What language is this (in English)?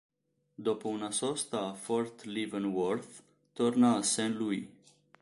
Italian